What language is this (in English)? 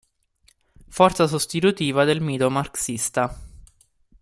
Italian